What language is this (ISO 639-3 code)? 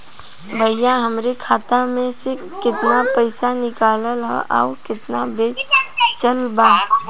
bho